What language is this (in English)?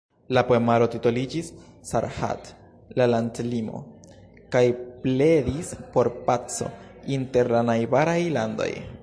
Esperanto